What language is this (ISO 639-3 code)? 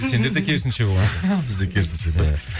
kaz